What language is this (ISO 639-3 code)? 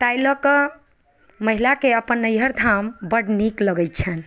mai